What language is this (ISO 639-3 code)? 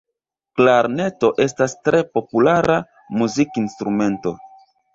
epo